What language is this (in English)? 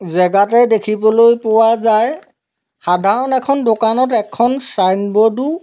Assamese